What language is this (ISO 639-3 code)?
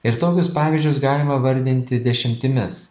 lit